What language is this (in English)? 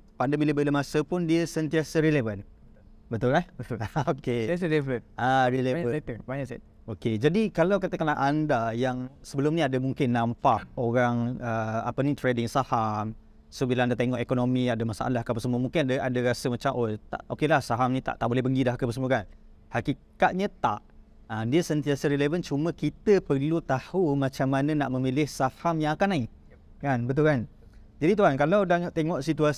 Malay